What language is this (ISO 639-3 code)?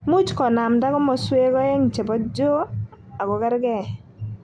kln